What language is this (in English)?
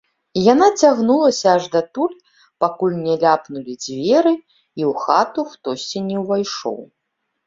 Belarusian